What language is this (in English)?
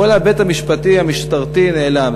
Hebrew